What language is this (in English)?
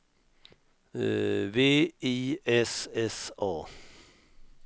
Swedish